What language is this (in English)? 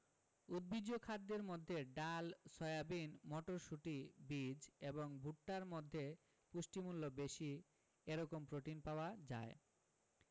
Bangla